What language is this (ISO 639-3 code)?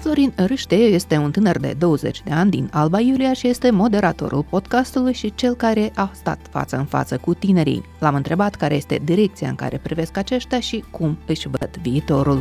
ron